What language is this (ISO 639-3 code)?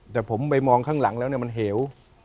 tha